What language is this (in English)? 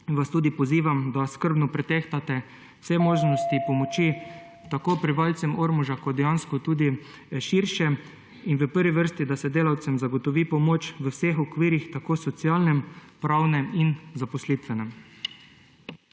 Slovenian